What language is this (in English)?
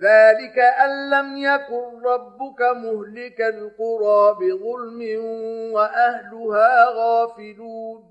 Arabic